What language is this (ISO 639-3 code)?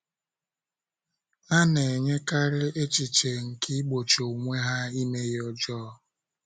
ibo